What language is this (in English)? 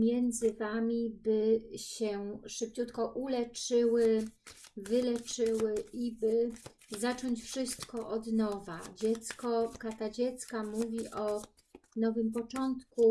Polish